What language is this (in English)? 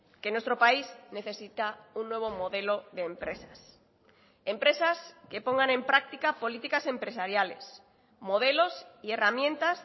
Spanish